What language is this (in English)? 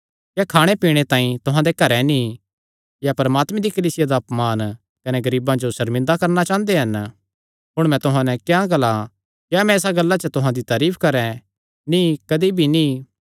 Kangri